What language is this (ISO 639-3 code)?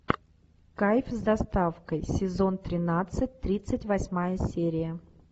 rus